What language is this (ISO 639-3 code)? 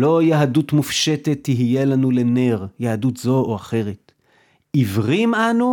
heb